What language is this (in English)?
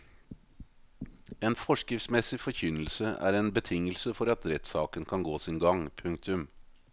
Norwegian